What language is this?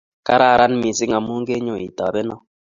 Kalenjin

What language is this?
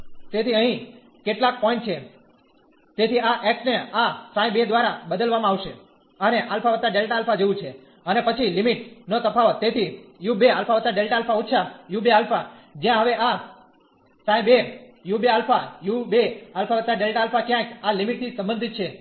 Gujarati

